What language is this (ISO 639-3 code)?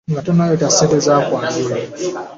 lug